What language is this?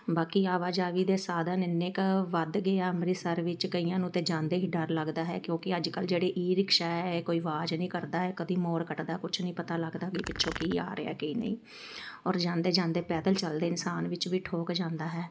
Punjabi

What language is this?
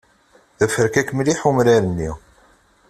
Kabyle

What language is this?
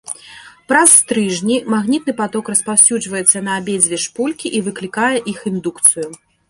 Belarusian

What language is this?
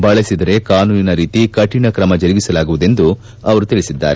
Kannada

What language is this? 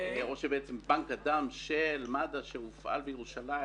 Hebrew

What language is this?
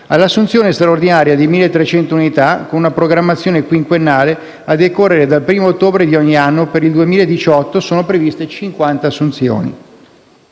Italian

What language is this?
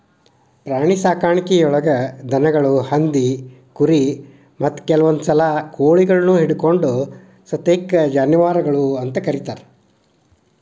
Kannada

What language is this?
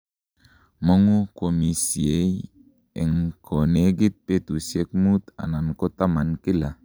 Kalenjin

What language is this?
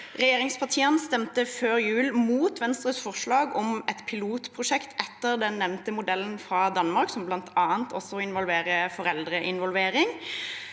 Norwegian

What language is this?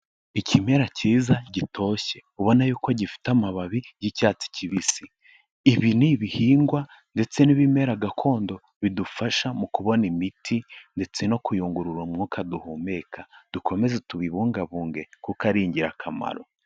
Kinyarwanda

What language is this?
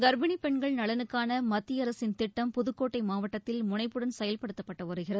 Tamil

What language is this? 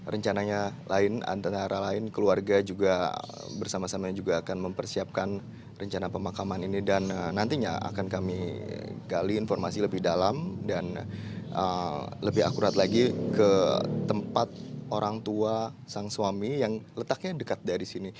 Indonesian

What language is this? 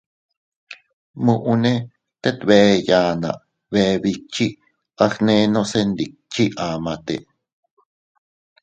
Teutila Cuicatec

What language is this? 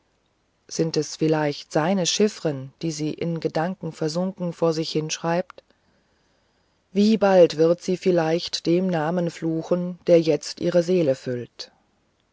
German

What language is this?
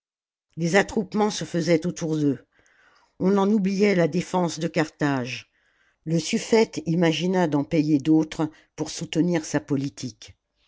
French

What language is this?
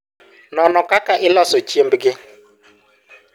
Luo (Kenya and Tanzania)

